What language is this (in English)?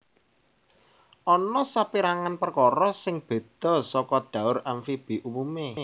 Javanese